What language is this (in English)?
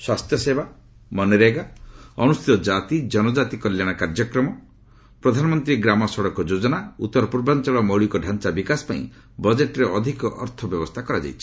Odia